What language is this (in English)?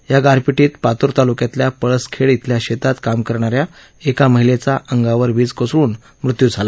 Marathi